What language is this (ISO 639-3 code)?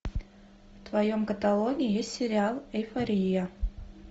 rus